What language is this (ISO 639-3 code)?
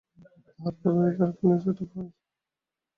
ben